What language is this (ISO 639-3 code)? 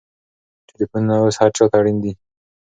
pus